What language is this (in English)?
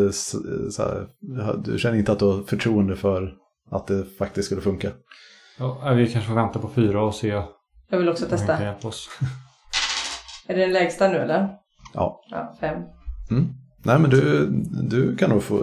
Swedish